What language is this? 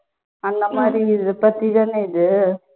Tamil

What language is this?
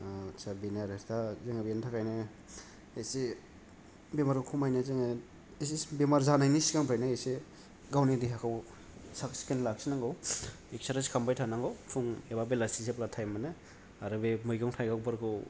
Bodo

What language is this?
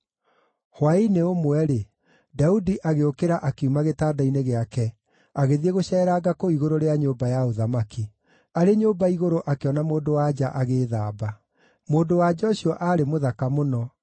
Kikuyu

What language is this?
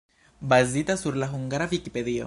Esperanto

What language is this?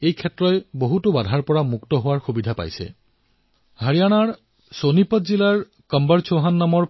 Assamese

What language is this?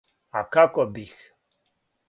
Serbian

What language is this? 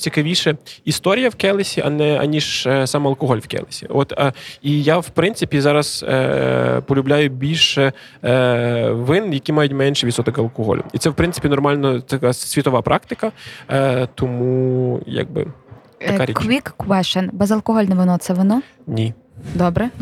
Ukrainian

